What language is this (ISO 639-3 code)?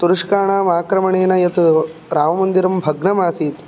san